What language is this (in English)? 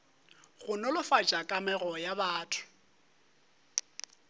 Northern Sotho